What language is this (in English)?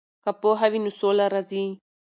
Pashto